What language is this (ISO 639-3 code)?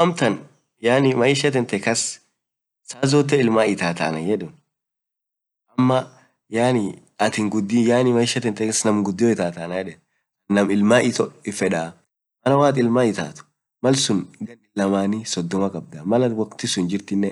orc